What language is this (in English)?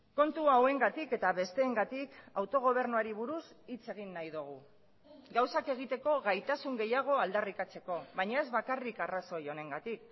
Basque